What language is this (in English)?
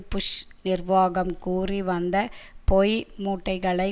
Tamil